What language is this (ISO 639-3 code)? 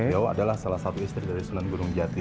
ind